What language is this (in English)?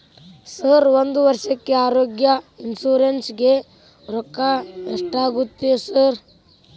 Kannada